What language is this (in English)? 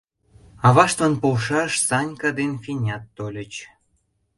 Mari